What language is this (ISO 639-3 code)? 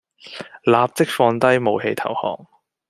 yue